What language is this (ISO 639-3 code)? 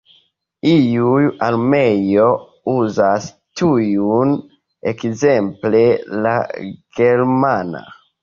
epo